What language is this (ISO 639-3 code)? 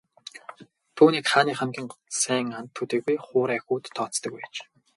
mon